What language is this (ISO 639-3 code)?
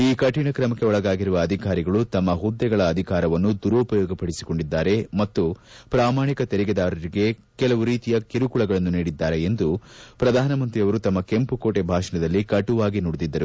kan